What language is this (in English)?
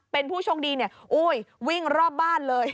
Thai